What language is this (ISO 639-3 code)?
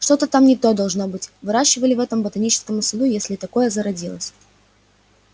rus